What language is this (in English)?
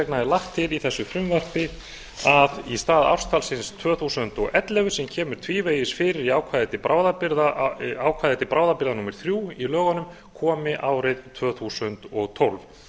Icelandic